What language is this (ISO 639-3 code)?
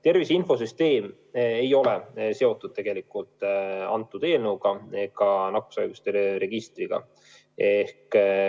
est